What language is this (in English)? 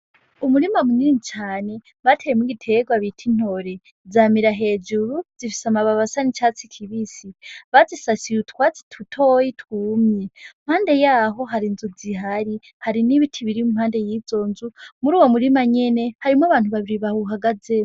Rundi